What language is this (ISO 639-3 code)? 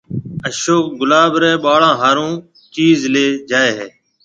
mve